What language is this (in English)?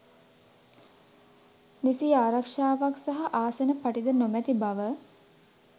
Sinhala